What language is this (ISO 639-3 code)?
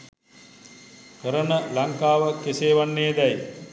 sin